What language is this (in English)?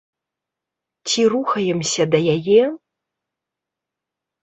Belarusian